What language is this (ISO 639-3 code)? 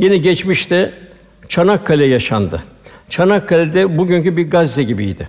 tur